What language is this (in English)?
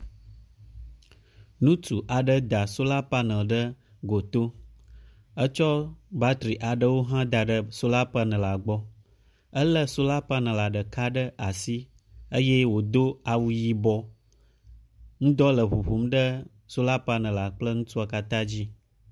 Ewe